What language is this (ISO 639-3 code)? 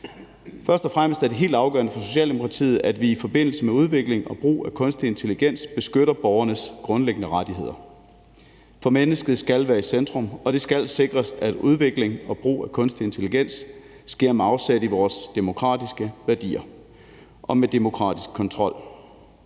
dan